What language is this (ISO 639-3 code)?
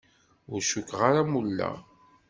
kab